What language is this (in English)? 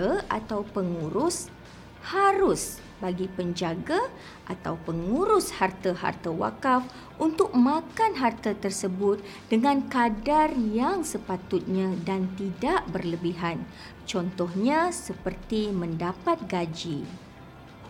Malay